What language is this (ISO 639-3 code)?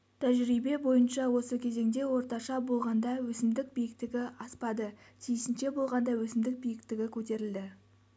kaz